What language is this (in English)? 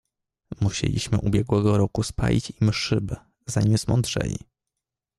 Polish